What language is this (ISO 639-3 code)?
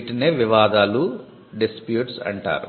tel